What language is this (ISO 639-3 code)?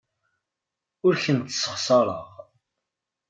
kab